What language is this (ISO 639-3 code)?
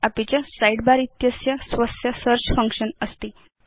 san